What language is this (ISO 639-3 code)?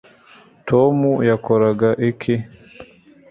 kin